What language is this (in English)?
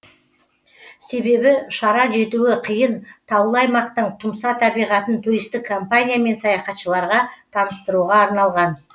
Kazakh